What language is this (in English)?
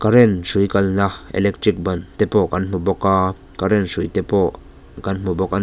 Mizo